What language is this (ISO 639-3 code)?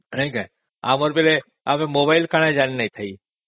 ori